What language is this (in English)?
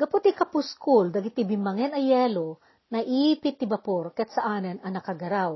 Filipino